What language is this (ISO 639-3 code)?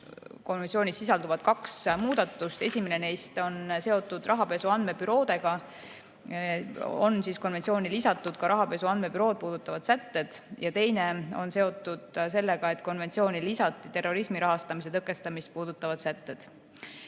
est